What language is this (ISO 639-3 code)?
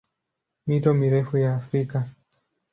swa